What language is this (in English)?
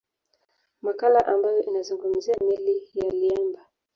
Swahili